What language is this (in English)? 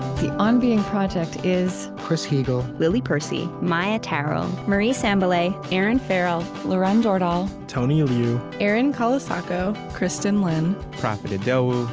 English